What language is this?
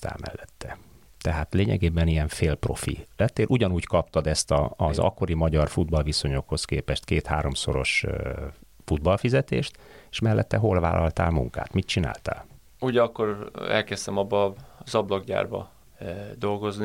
Hungarian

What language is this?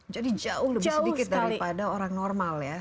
Indonesian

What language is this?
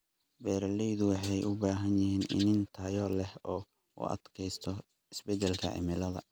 Somali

